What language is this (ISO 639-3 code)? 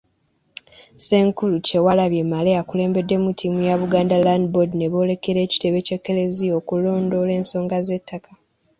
lug